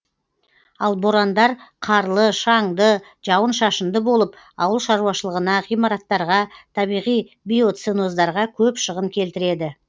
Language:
Kazakh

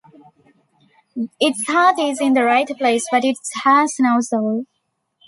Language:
English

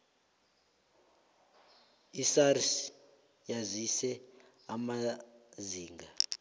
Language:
South Ndebele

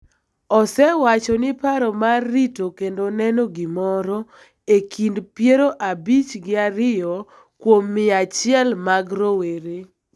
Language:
Luo (Kenya and Tanzania)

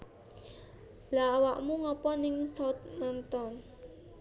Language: Javanese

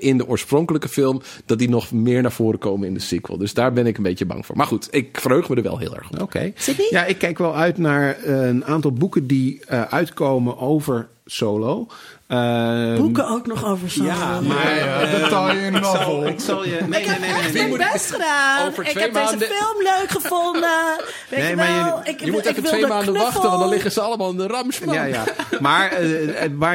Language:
Dutch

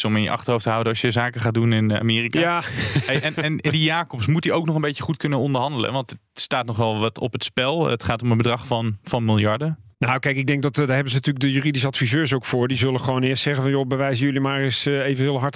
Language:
Dutch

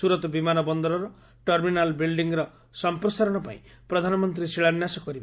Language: Odia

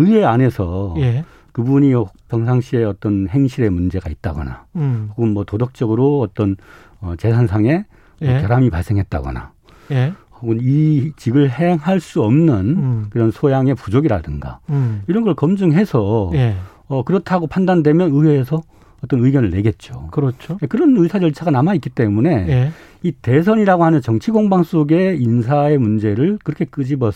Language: Korean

